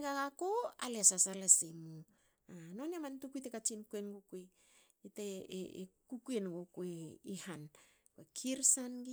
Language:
Hakö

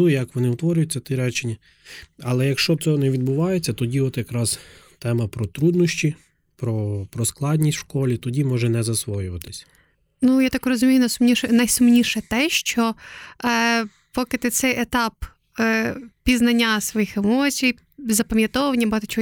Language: Ukrainian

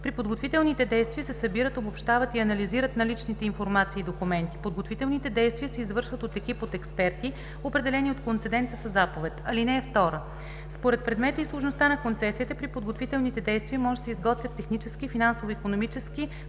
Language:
Bulgarian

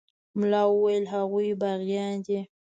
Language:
Pashto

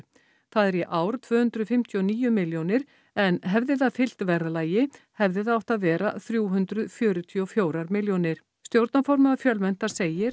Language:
Icelandic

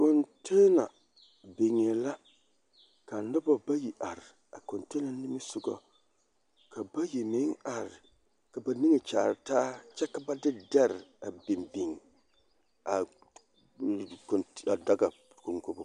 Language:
Southern Dagaare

